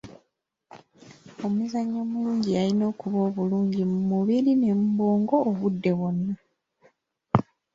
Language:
Ganda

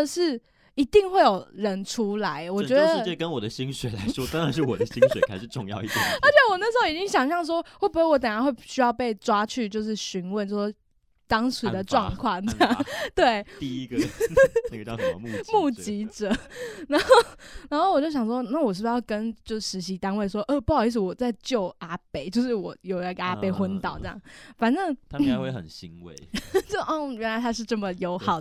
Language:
Chinese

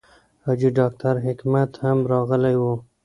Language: Pashto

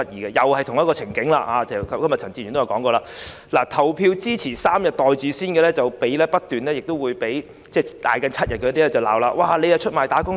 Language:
Cantonese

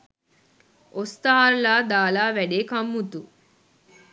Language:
Sinhala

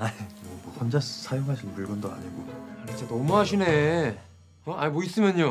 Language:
Korean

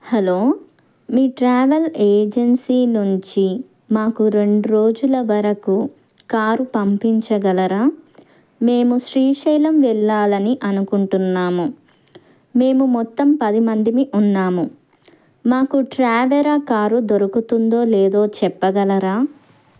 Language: Telugu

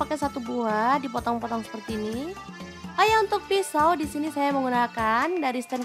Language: Indonesian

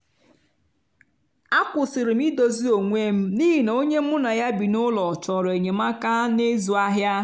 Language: Igbo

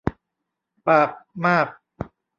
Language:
Thai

